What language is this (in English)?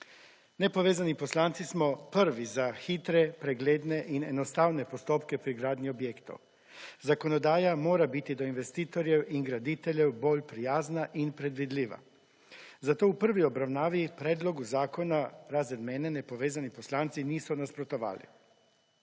Slovenian